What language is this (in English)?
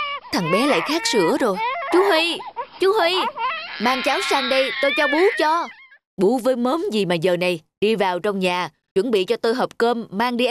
Vietnamese